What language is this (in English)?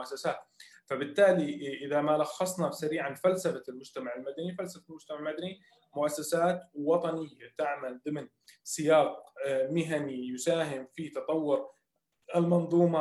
Arabic